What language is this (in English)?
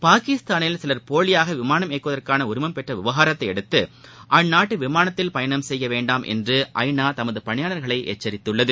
Tamil